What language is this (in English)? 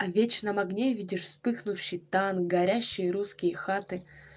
Russian